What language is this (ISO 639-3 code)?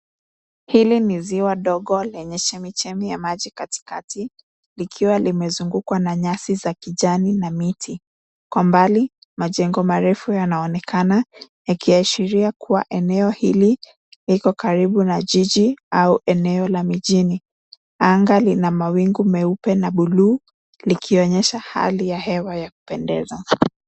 swa